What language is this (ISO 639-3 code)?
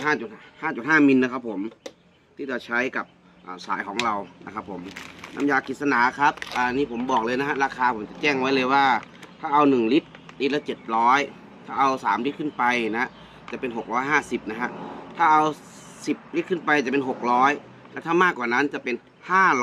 tha